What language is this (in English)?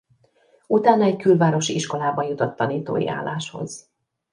Hungarian